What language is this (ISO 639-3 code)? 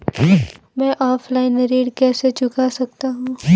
hin